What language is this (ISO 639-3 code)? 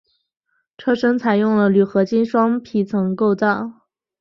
zho